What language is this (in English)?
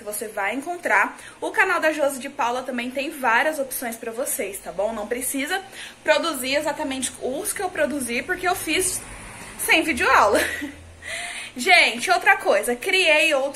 Portuguese